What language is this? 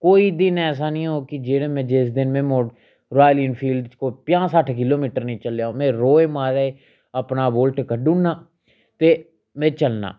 Dogri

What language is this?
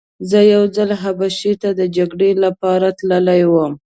Pashto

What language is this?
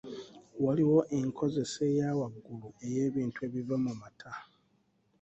Ganda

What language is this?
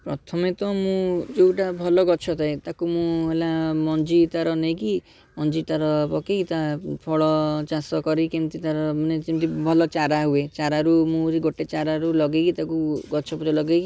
Odia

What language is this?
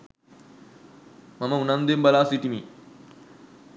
Sinhala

